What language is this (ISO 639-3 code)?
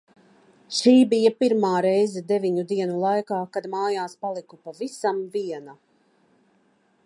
lav